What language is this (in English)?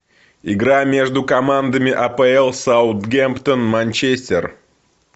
Russian